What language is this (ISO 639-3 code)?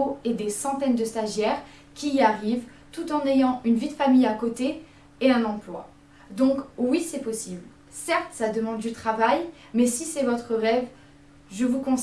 fra